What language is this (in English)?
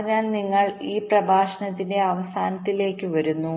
Malayalam